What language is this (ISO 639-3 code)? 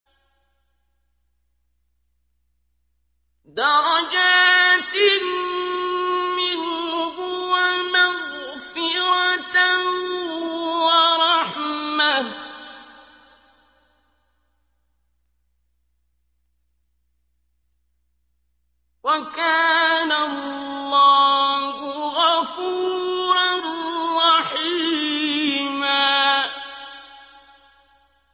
ara